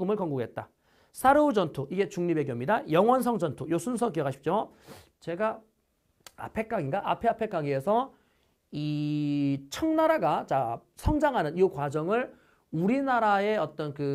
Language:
Korean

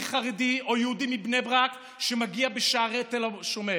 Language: Hebrew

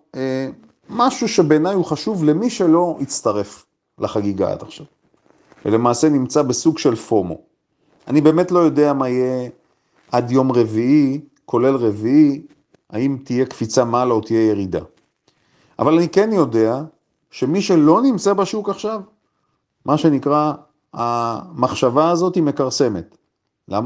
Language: Hebrew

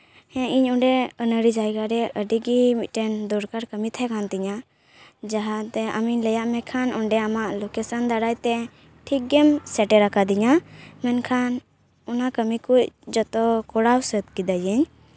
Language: Santali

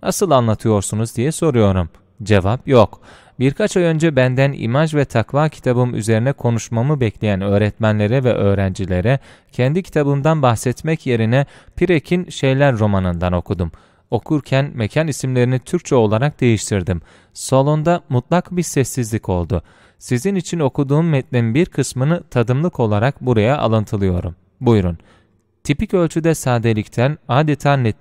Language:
Turkish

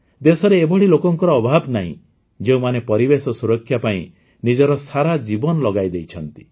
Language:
Odia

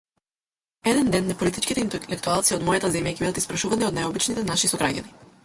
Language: Macedonian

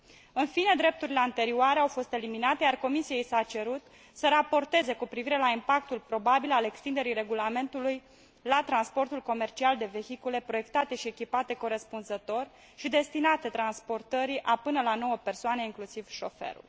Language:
Romanian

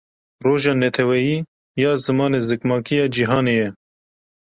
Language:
Kurdish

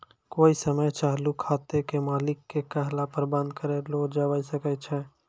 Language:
Maithili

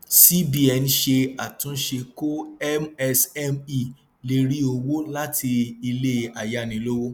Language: Yoruba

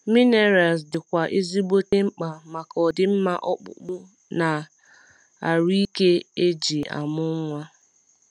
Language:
Igbo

